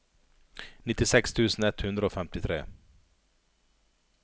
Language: Norwegian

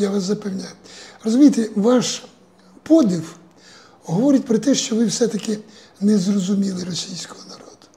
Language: Ukrainian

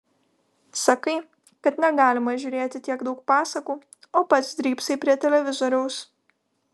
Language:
Lithuanian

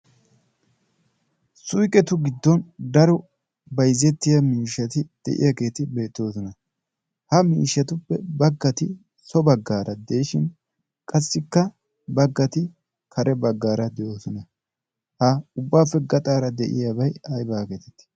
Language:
Wolaytta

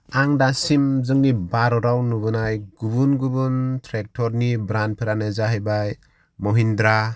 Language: Bodo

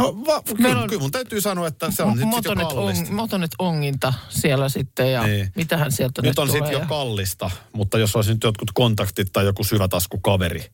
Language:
Finnish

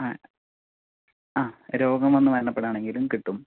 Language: Malayalam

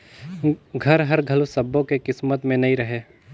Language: Chhattisgarhi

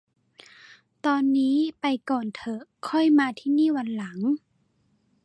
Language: Thai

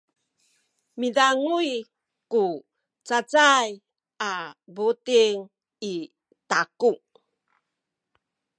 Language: Sakizaya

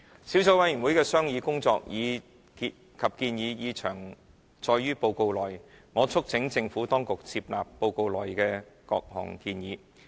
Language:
Cantonese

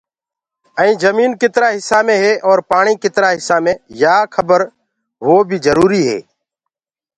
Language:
Gurgula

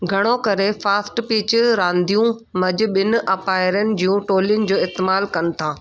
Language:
Sindhi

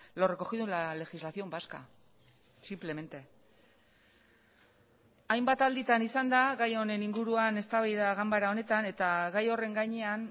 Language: Basque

